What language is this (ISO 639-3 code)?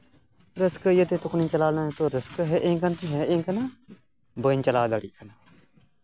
sat